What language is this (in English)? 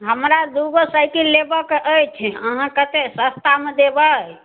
Maithili